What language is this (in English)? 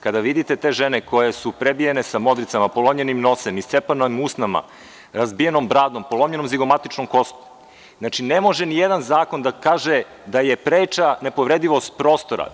Serbian